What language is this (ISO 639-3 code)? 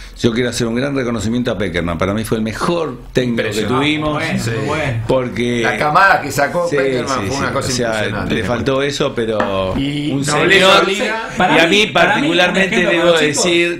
spa